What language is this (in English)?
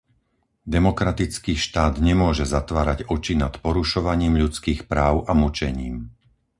Slovak